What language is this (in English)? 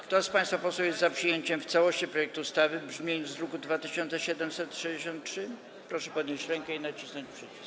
Polish